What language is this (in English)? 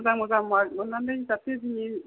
Bodo